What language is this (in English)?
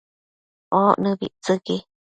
Matsés